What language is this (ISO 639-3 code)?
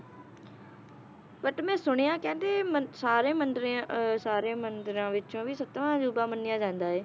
pan